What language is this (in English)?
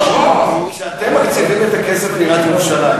Hebrew